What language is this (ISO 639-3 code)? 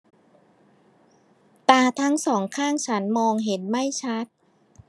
tha